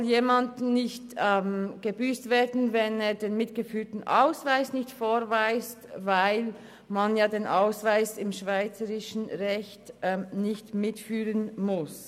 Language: Swiss German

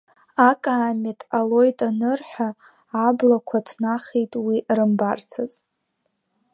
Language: Abkhazian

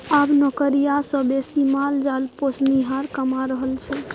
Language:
Maithili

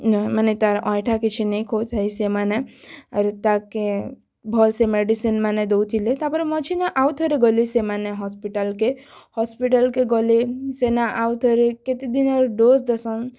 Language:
Odia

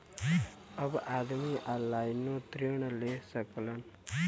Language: Bhojpuri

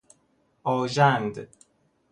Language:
Persian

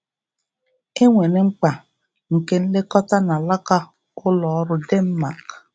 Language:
Igbo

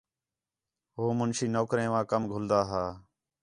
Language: Khetrani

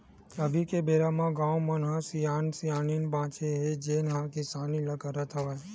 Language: Chhattisgarhi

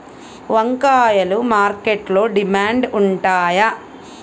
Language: Telugu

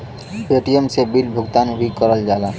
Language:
Bhojpuri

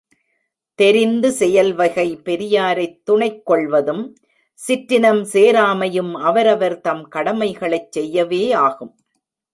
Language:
Tamil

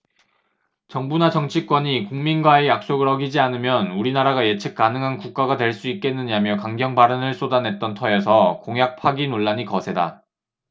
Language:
Korean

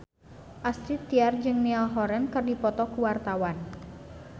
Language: Sundanese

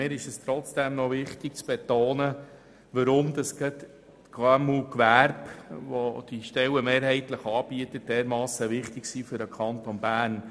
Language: Swiss German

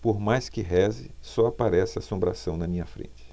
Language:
Portuguese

